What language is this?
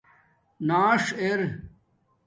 Domaaki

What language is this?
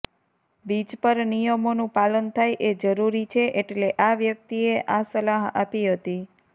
Gujarati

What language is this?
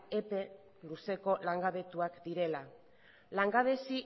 Basque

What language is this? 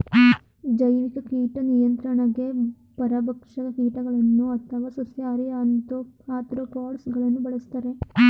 Kannada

